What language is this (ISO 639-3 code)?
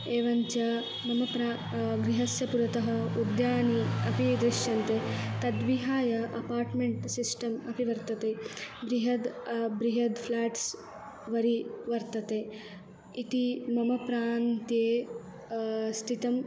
san